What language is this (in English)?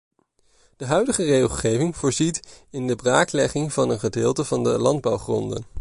Dutch